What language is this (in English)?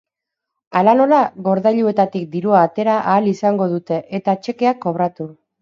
Basque